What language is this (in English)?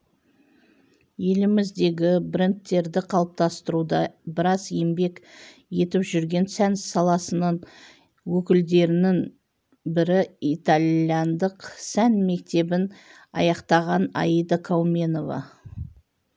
Kazakh